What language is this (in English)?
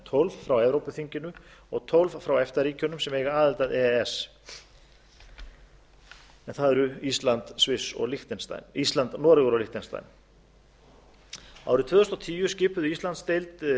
Icelandic